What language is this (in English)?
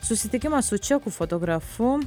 Lithuanian